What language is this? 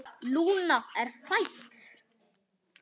Icelandic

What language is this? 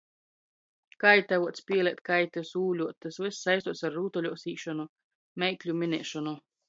Latgalian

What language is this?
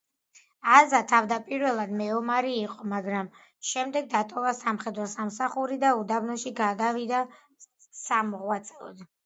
Georgian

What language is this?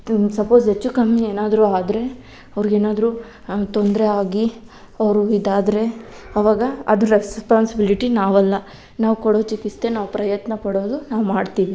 Kannada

